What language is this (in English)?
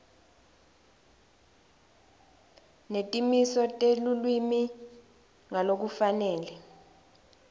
Swati